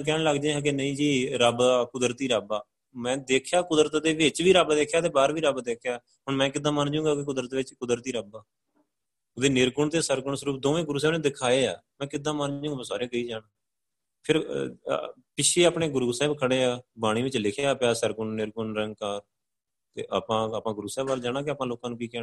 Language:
Punjabi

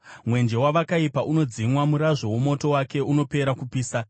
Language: Shona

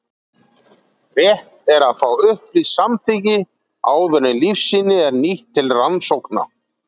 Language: Icelandic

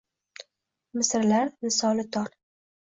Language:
Uzbek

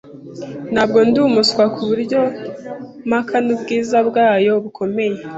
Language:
Kinyarwanda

